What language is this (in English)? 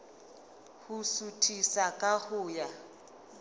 Southern Sotho